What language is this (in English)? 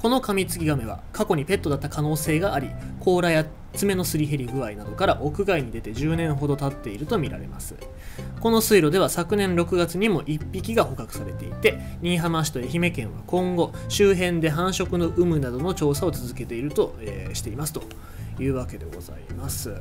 Japanese